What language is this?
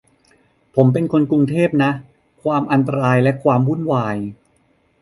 Thai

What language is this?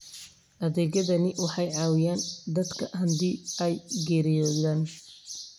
Somali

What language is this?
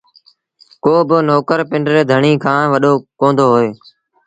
Sindhi Bhil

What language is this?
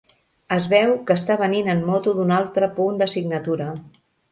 Catalan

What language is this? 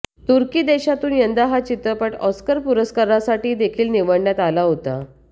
Marathi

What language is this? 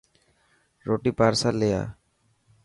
Dhatki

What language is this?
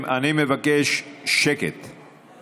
Hebrew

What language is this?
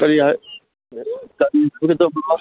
Manipuri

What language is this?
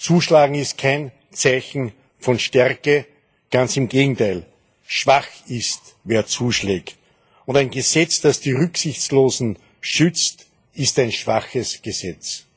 German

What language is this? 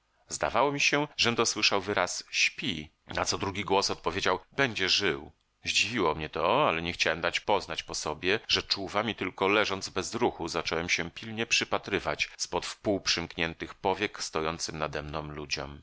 Polish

